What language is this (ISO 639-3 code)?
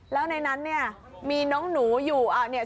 tha